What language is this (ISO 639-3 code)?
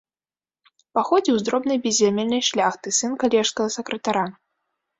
bel